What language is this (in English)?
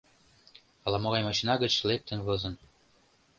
Mari